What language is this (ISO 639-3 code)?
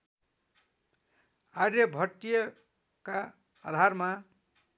nep